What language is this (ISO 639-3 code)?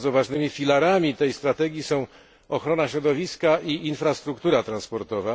pol